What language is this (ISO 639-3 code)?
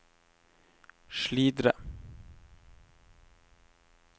nor